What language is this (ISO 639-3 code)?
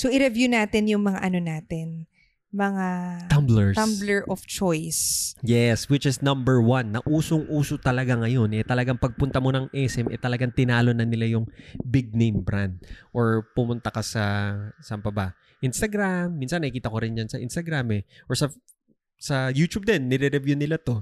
fil